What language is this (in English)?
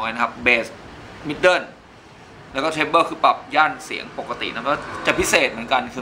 Thai